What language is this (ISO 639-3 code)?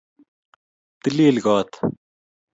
kln